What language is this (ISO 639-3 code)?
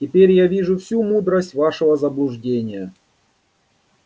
rus